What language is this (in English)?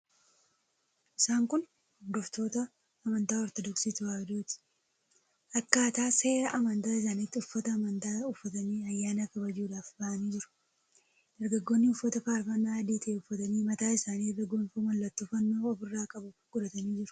Oromo